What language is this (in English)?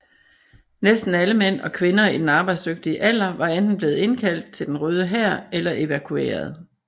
Danish